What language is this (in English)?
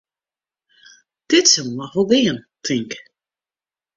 Western Frisian